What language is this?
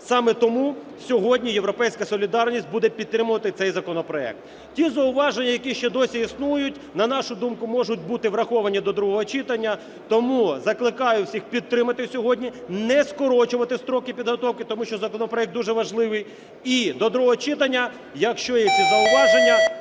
Ukrainian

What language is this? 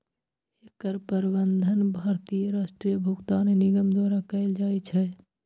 Maithili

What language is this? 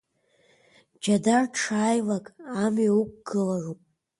Abkhazian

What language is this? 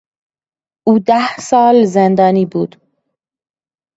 Persian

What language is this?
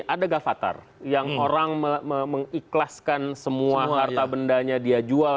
Indonesian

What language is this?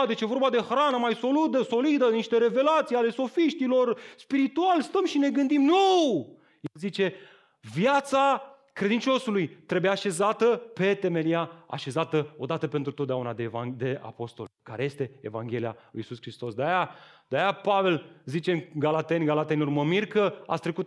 Romanian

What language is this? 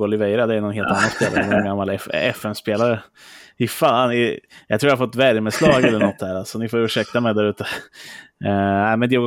Swedish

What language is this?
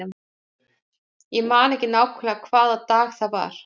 Icelandic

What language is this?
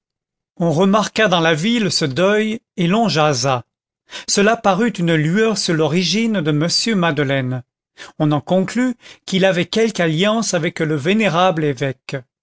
French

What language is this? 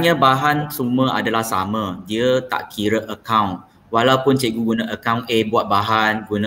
Malay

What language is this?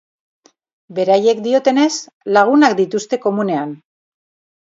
Basque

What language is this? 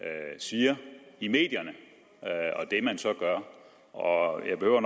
Danish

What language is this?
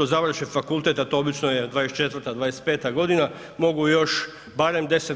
Croatian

